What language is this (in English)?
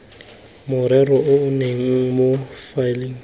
Tswana